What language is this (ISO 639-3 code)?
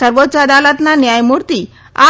guj